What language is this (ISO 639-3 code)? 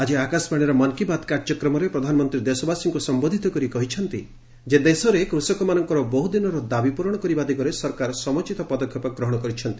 ori